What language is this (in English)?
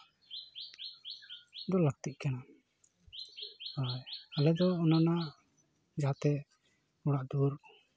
Santali